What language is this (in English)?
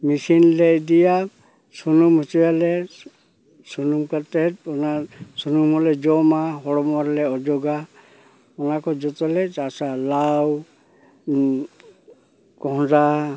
Santali